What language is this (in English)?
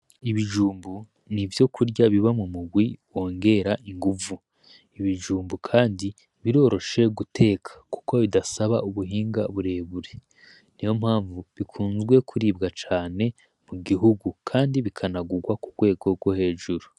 Rundi